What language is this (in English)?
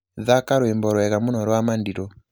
Kikuyu